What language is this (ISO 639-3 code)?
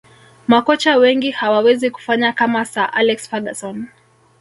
swa